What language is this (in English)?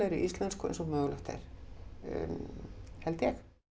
Icelandic